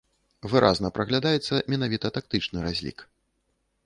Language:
Belarusian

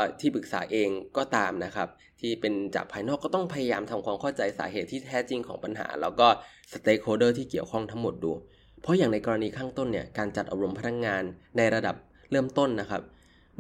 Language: Thai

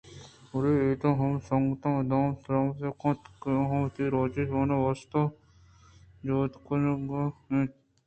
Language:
Eastern Balochi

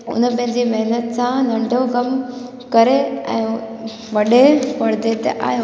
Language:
Sindhi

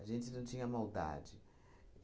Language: Portuguese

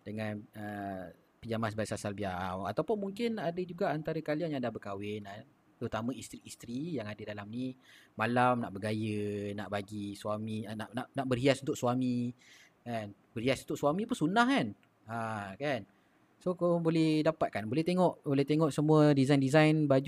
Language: Malay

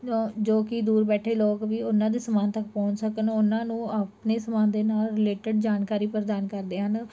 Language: Punjabi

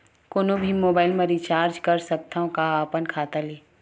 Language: Chhattisgarhi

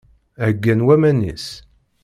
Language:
Kabyle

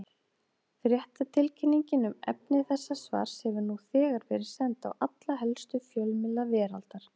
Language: Icelandic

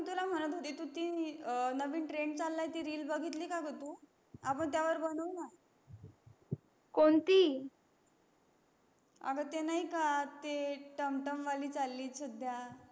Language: Marathi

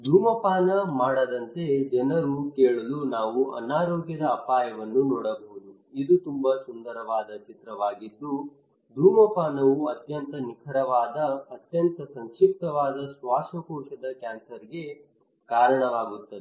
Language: Kannada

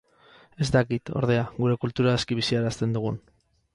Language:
Basque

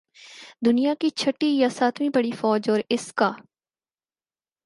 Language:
Urdu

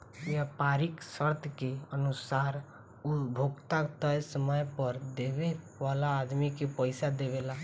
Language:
Bhojpuri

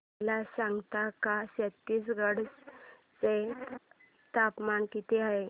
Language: Marathi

